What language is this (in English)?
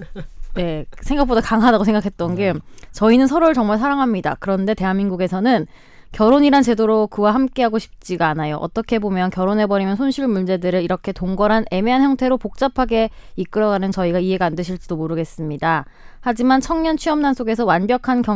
Korean